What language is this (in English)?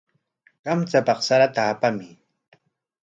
Corongo Ancash Quechua